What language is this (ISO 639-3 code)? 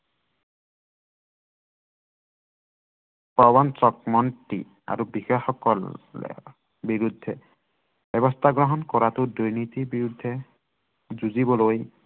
asm